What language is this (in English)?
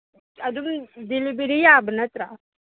Manipuri